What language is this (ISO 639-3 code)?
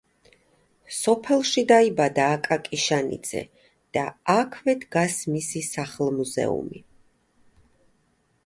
kat